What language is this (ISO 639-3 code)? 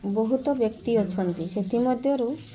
ori